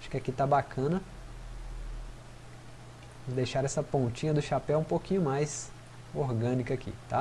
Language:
Portuguese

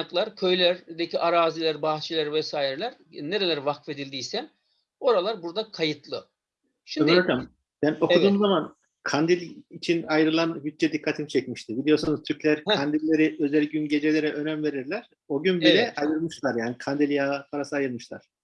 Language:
Turkish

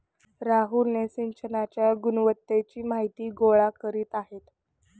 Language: Marathi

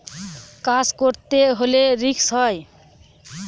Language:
Bangla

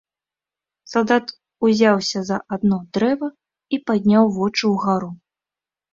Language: Belarusian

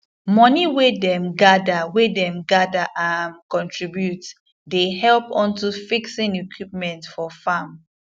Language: Nigerian Pidgin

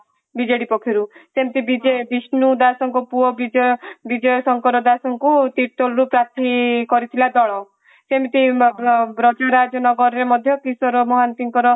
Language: Odia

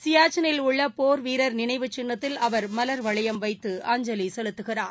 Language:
Tamil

